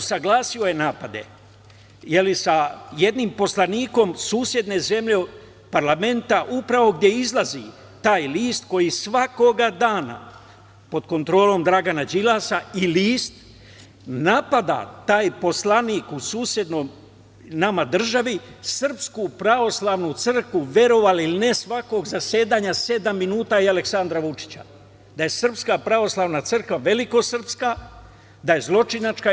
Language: Serbian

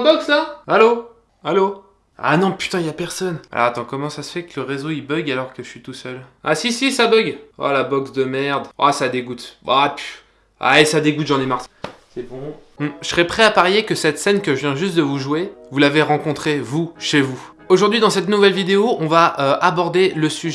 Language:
French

